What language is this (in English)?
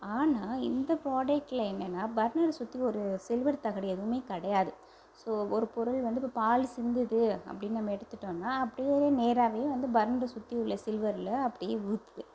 Tamil